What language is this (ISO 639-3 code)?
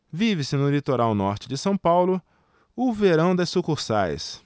por